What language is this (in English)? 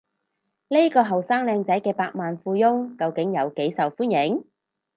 Cantonese